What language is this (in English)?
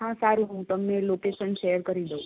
Gujarati